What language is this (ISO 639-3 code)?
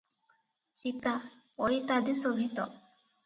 ori